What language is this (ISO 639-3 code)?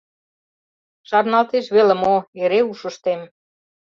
chm